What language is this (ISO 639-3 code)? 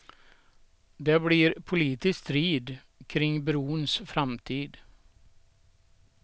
swe